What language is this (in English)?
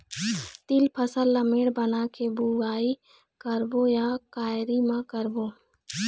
Chhattisgarhi